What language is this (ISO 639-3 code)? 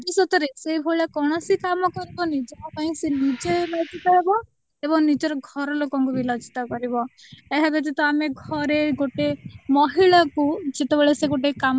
ori